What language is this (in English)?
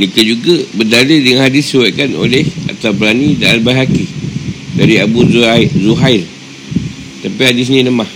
Malay